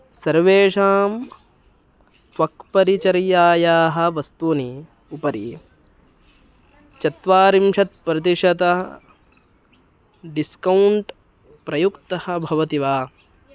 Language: Sanskrit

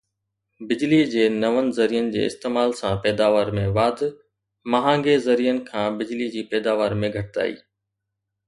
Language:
Sindhi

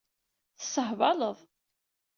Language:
Kabyle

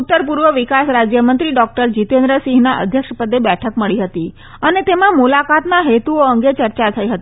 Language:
Gujarati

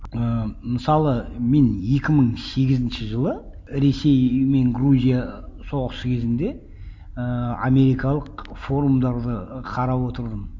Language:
Kazakh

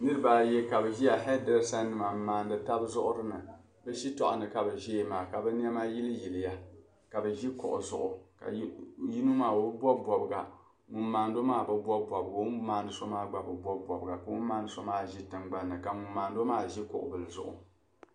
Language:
Dagbani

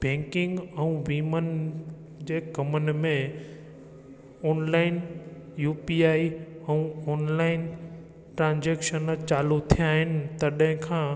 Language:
Sindhi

